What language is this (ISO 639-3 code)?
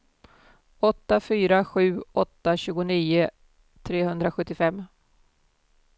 swe